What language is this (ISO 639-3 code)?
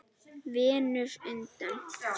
isl